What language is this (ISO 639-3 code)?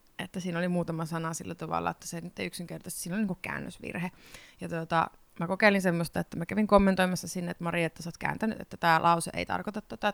fin